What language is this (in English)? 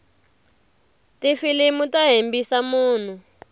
Tsonga